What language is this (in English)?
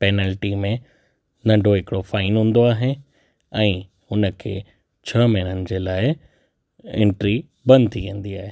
Sindhi